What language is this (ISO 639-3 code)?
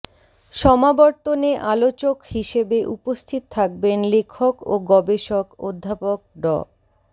ben